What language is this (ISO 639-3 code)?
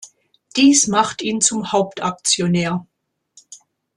deu